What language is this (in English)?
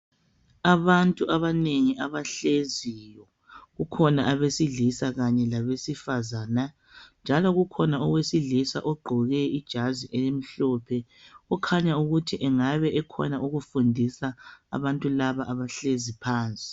North Ndebele